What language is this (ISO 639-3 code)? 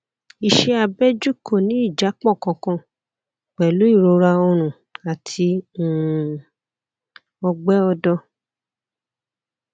yor